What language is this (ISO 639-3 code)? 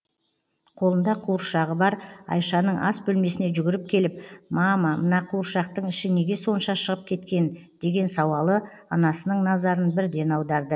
kaz